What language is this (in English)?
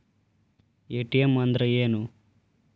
Kannada